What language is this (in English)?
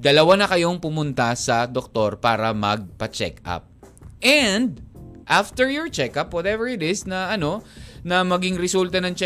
Filipino